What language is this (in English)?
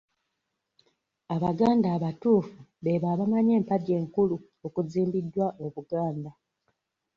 Ganda